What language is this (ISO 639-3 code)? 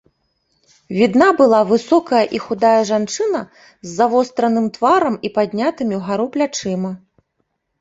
bel